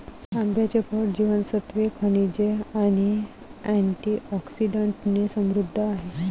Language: Marathi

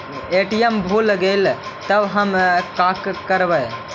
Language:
Magahi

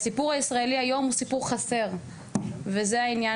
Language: Hebrew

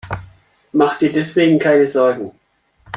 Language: German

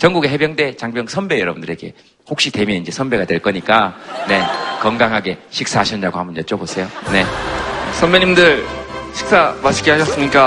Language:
Korean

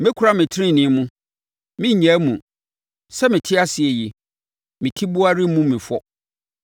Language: Akan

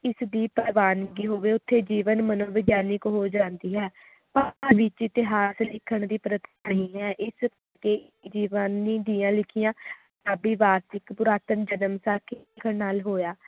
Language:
Punjabi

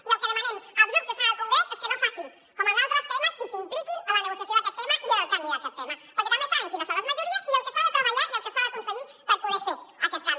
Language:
Catalan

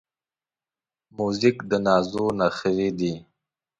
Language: Pashto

